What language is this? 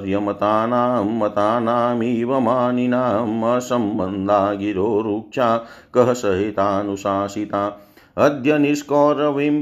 Hindi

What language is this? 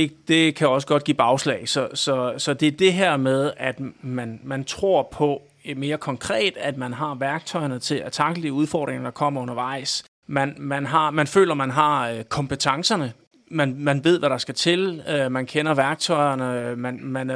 Danish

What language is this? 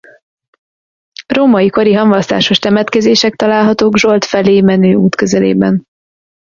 Hungarian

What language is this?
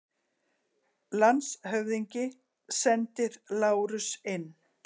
Icelandic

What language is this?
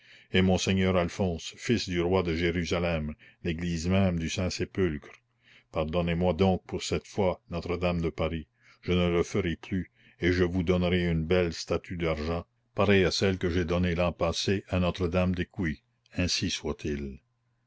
French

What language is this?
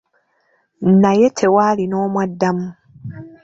Ganda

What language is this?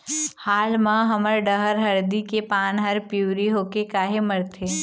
Chhattisgarhi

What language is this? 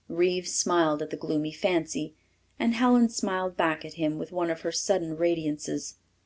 English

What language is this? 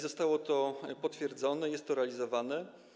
Polish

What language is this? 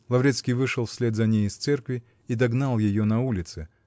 Russian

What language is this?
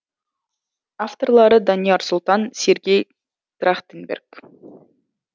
Kazakh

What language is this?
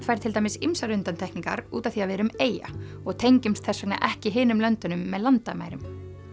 Icelandic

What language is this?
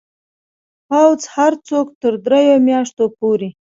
Pashto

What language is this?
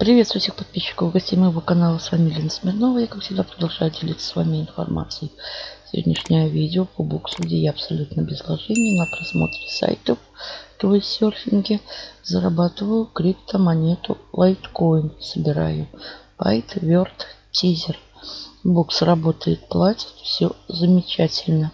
Russian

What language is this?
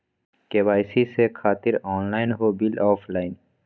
Magahi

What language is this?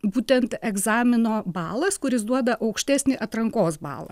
Lithuanian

